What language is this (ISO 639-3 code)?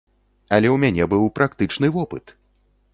bel